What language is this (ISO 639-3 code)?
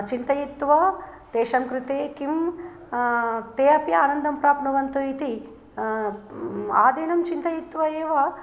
san